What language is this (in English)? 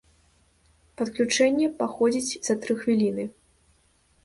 Belarusian